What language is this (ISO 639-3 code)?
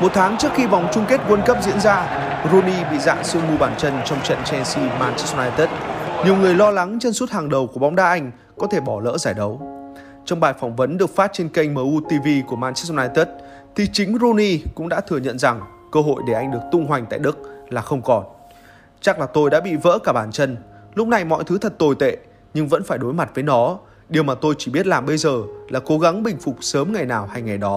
vie